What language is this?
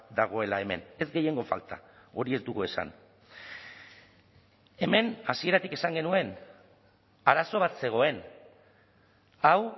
Basque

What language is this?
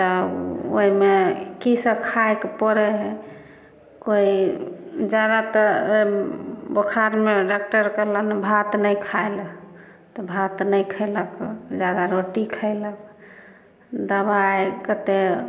Maithili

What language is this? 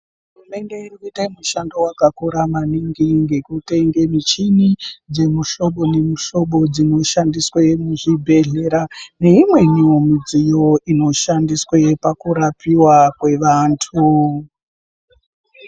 Ndau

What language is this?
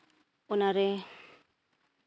Santali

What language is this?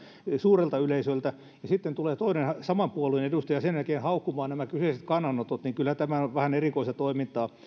Finnish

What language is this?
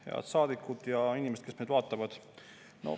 Estonian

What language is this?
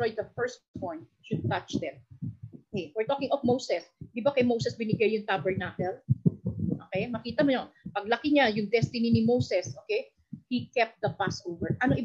Filipino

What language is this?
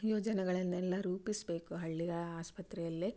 Kannada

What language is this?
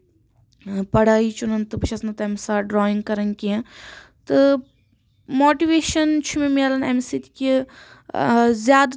Kashmiri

